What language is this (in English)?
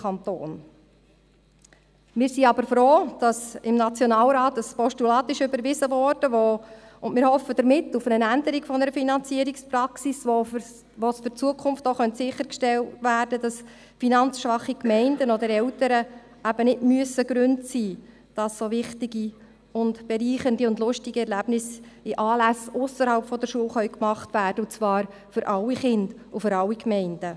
Swiss German